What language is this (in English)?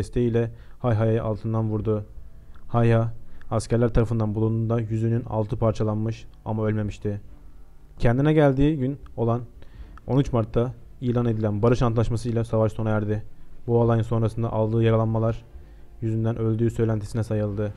Turkish